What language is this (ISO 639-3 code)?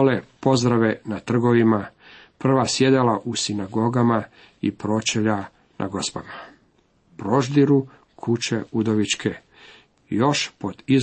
hrv